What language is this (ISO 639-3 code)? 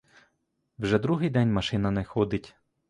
ukr